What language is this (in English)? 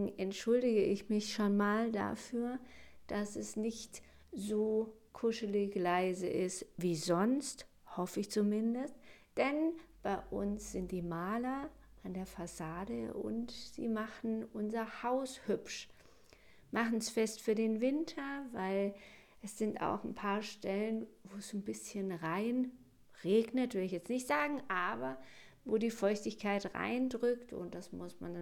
German